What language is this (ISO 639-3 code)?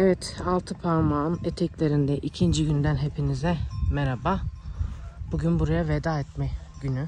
tur